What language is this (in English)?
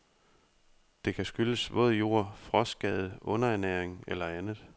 Danish